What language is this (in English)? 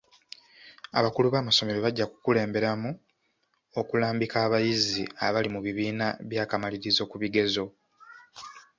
Ganda